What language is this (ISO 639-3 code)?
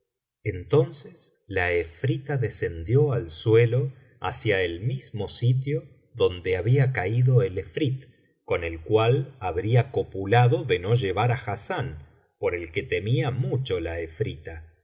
spa